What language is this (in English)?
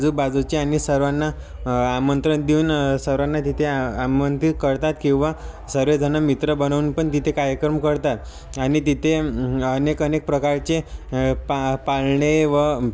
Marathi